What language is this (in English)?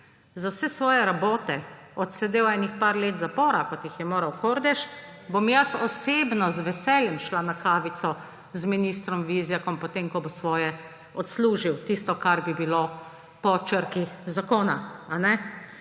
Slovenian